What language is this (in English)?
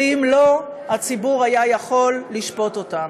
Hebrew